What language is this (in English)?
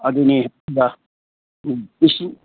Manipuri